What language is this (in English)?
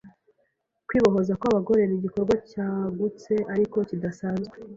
Kinyarwanda